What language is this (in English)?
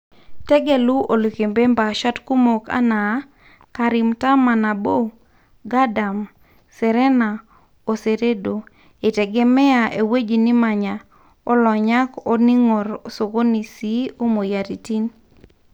Masai